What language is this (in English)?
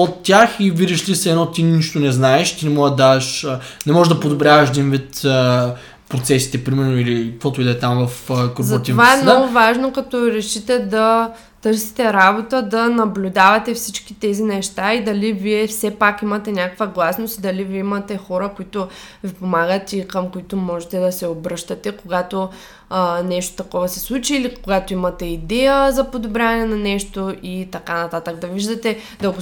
Bulgarian